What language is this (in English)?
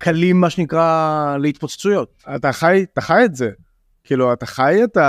Hebrew